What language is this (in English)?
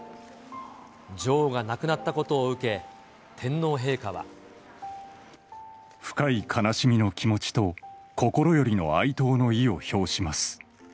Japanese